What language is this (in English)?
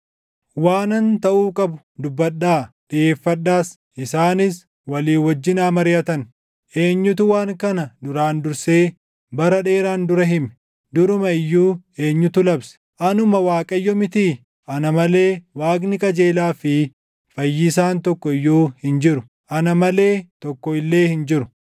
Oromo